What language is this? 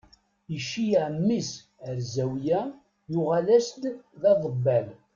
Kabyle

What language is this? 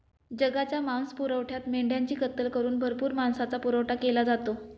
Marathi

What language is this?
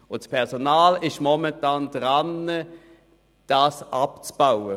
Swiss German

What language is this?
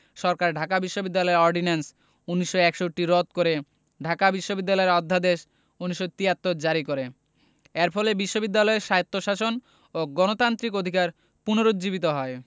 Bangla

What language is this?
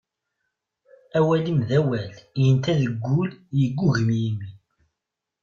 Kabyle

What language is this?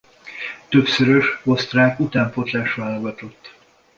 Hungarian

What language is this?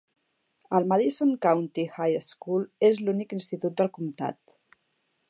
Catalan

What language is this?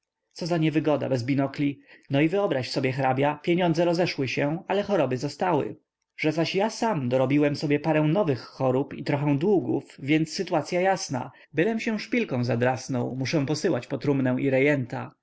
Polish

